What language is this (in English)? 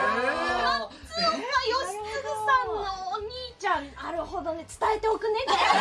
Japanese